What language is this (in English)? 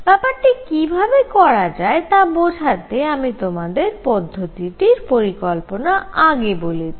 Bangla